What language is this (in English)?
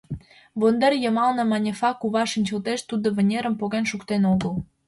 Mari